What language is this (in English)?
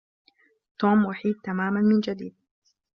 Arabic